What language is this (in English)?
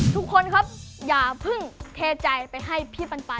Thai